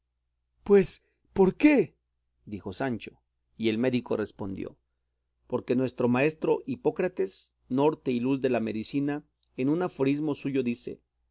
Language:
Spanish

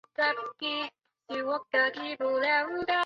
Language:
Chinese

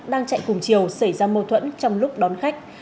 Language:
Vietnamese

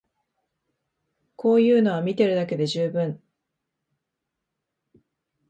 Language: Japanese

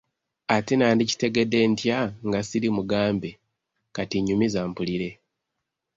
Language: Ganda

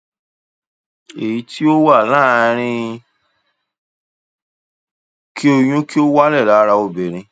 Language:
Yoruba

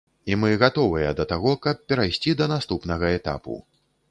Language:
Belarusian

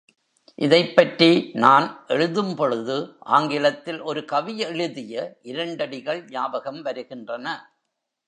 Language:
Tamil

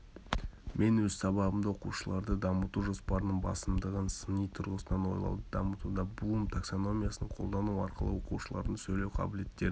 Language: Kazakh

